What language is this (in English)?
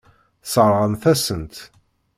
Kabyle